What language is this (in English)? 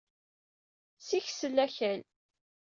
Kabyle